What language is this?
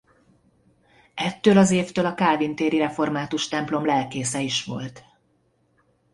Hungarian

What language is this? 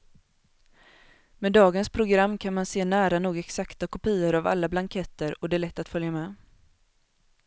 Swedish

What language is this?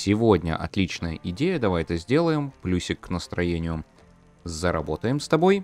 Russian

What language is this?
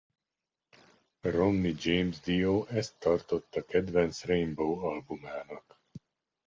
Hungarian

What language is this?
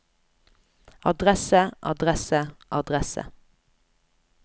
Norwegian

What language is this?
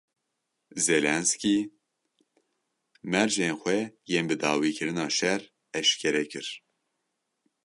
Kurdish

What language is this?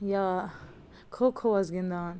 Kashmiri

